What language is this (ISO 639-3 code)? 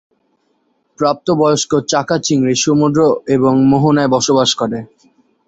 ben